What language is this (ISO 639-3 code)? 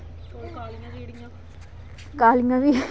doi